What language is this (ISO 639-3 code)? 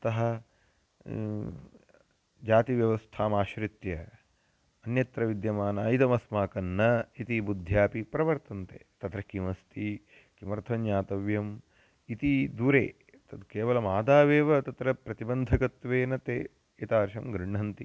san